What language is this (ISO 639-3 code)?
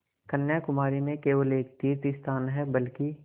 hin